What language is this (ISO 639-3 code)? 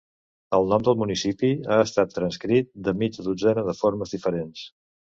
cat